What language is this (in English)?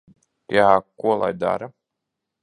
Latvian